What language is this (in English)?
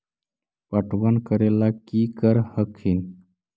Magahi